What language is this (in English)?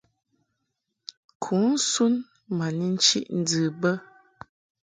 Mungaka